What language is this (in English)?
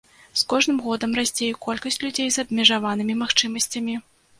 Belarusian